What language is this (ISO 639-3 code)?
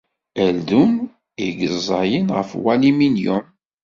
kab